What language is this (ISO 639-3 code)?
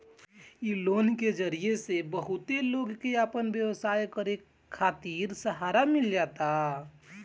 bho